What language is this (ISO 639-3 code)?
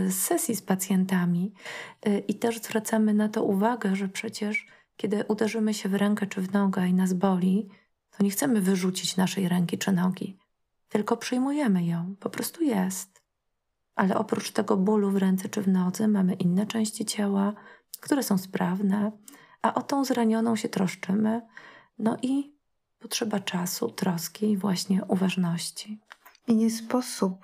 pol